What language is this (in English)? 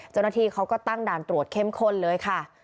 Thai